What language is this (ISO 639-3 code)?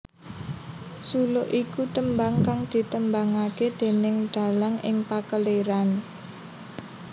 jav